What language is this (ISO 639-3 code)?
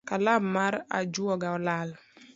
luo